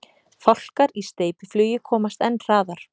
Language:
Icelandic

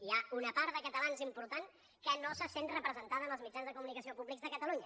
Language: Catalan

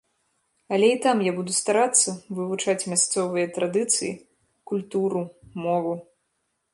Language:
Belarusian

